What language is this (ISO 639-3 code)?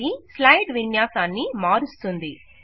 tel